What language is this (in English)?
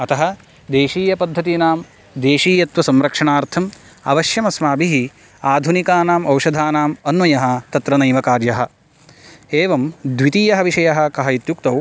Sanskrit